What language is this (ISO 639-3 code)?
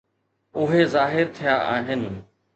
snd